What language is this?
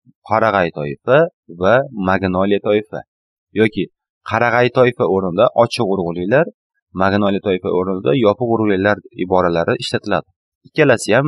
Turkish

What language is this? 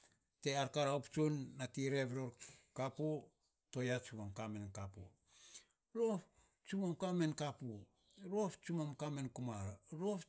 Saposa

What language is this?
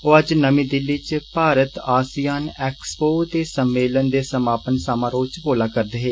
Dogri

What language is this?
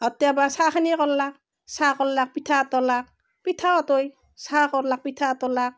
Assamese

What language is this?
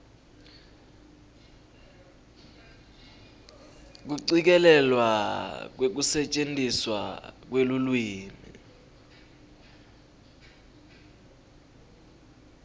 Swati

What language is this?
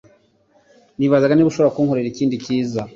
Kinyarwanda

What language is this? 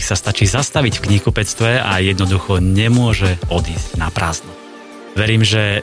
Slovak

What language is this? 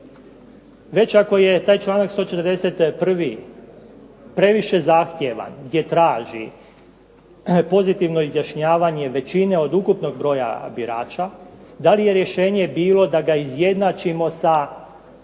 Croatian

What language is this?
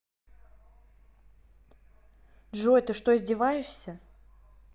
Russian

